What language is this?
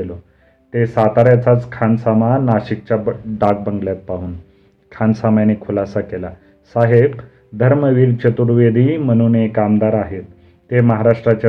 Marathi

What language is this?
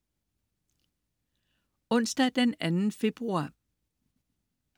Danish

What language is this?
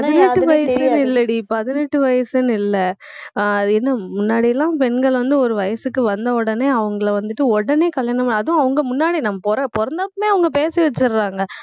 Tamil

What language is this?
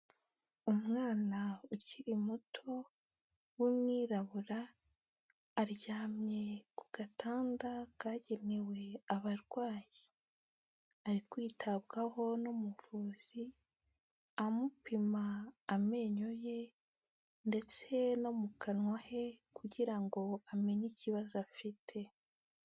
Kinyarwanda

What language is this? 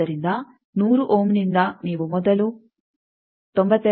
Kannada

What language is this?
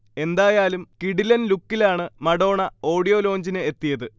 Malayalam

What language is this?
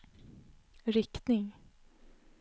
Swedish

